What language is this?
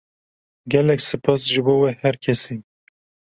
Kurdish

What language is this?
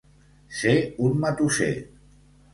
Catalan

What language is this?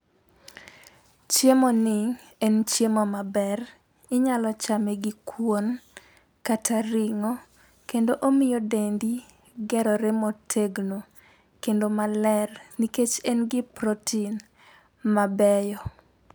Luo (Kenya and Tanzania)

